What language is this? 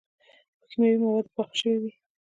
Pashto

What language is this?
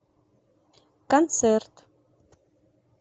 Russian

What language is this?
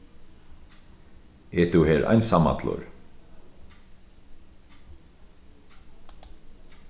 Faroese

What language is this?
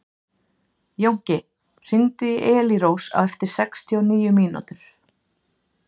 Icelandic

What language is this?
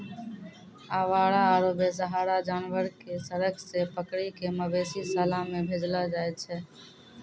Maithili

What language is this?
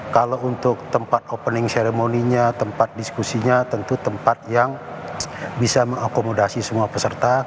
Indonesian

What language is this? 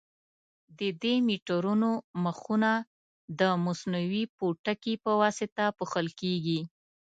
Pashto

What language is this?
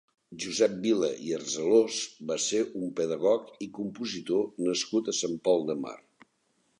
Catalan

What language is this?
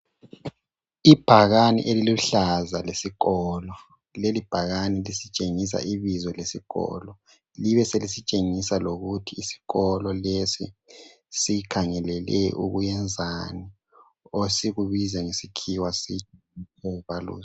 North Ndebele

